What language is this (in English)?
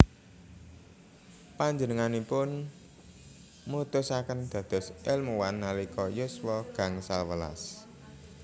Javanese